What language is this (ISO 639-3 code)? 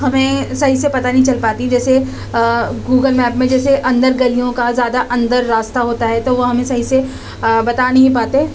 urd